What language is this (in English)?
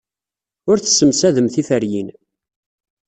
Kabyle